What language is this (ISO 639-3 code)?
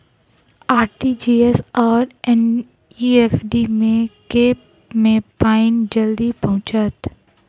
mai